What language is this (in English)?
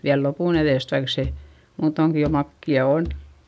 Finnish